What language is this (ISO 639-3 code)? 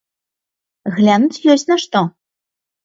bel